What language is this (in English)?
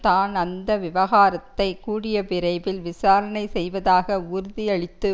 Tamil